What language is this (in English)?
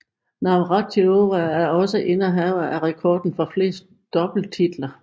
Danish